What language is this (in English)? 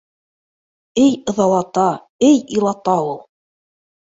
Bashkir